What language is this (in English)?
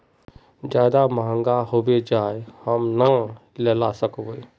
Magahi